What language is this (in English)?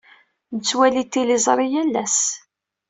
Kabyle